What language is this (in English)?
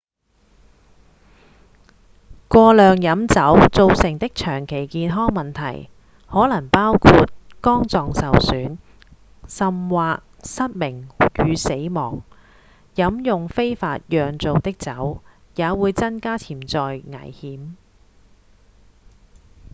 Cantonese